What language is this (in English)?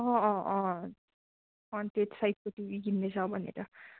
Nepali